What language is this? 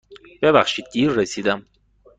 Persian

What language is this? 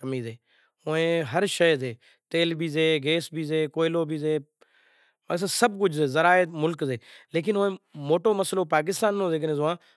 Kachi Koli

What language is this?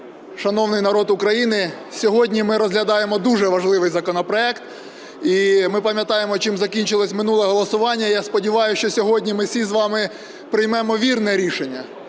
Ukrainian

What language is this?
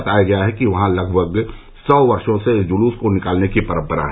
Hindi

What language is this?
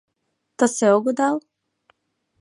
Mari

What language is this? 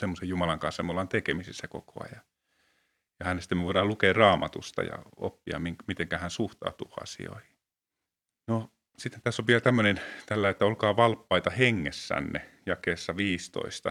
Finnish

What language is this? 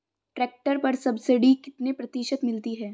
Hindi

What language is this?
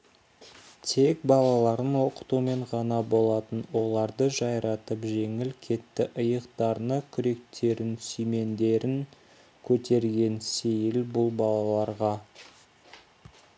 Kazakh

